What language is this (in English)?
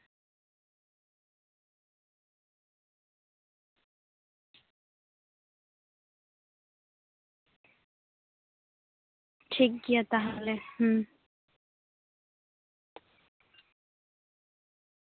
Santali